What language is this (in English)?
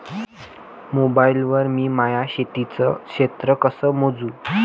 Marathi